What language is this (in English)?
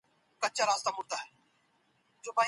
Pashto